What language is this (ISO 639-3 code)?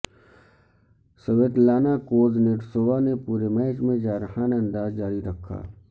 urd